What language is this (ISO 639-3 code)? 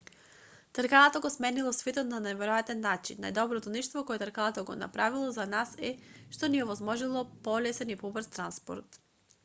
mkd